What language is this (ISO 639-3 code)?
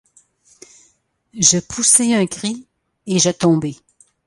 fra